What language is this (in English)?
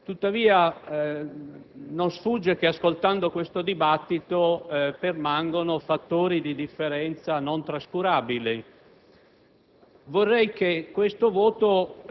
Italian